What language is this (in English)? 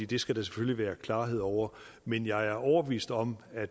Danish